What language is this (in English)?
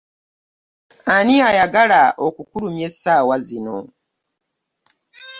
Ganda